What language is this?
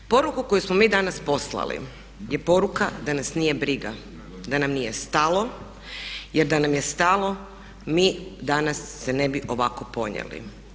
Croatian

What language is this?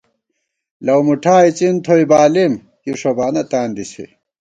Gawar-Bati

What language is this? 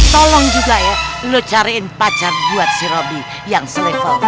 Indonesian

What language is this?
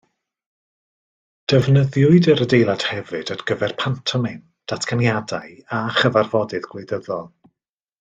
Welsh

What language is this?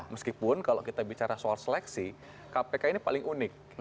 Indonesian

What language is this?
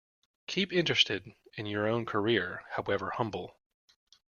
English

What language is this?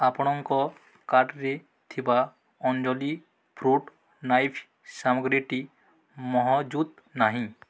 Odia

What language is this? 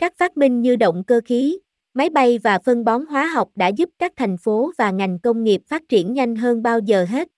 Vietnamese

